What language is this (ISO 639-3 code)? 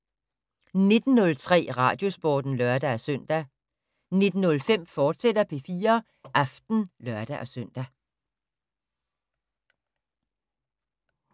dan